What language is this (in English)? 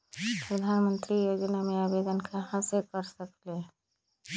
Magahi